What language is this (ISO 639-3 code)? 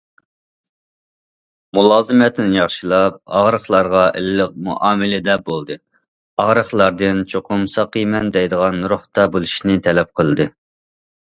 uig